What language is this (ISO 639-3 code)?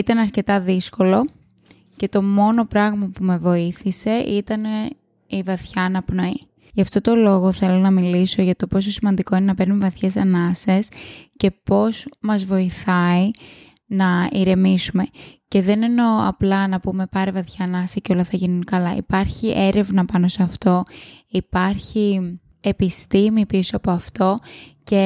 ell